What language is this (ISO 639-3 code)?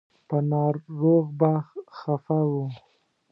pus